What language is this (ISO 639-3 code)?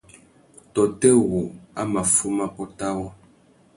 bag